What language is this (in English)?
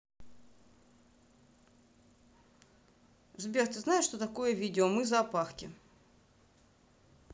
Russian